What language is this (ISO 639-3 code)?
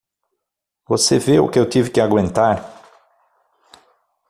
por